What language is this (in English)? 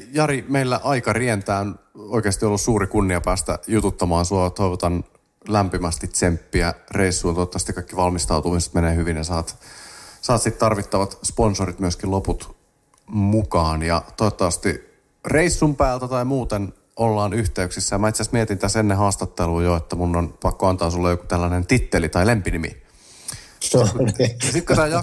Finnish